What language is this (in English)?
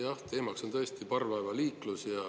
Estonian